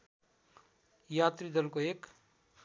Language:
Nepali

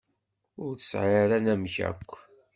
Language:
Kabyle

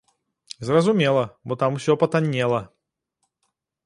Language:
Belarusian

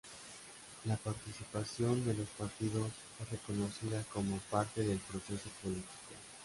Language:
Spanish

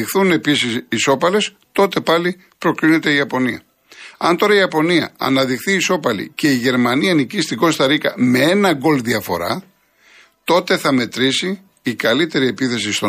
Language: Greek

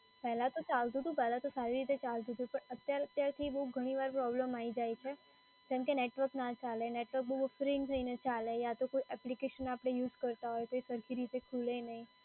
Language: Gujarati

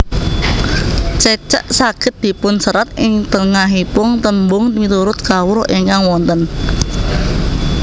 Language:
Javanese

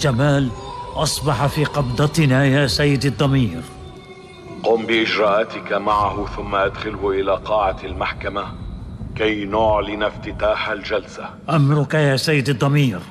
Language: Arabic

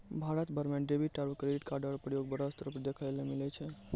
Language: Maithili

